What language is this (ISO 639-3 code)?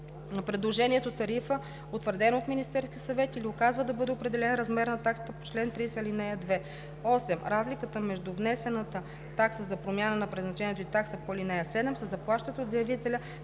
bul